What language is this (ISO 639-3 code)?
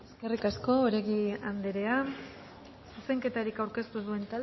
eus